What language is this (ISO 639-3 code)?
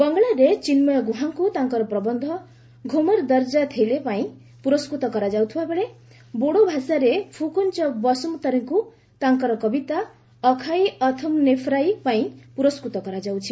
ori